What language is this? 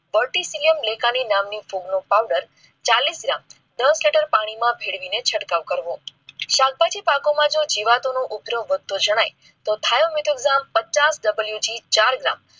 Gujarati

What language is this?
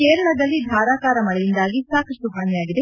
Kannada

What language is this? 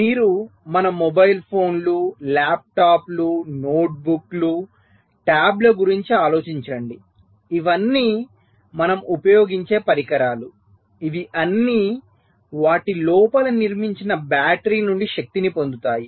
Telugu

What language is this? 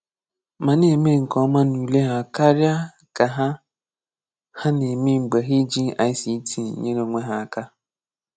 Igbo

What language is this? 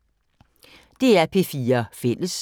Danish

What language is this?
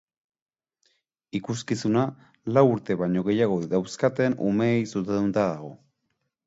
Basque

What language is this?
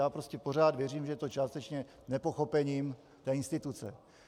Czech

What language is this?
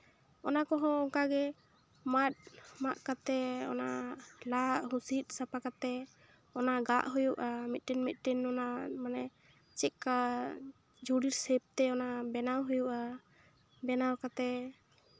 Santali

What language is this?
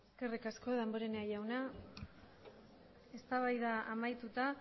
Basque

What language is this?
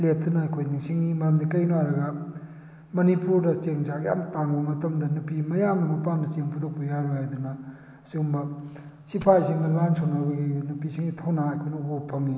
Manipuri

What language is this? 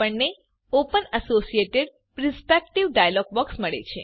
Gujarati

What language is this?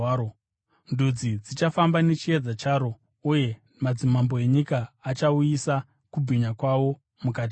Shona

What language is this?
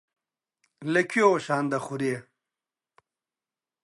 Central Kurdish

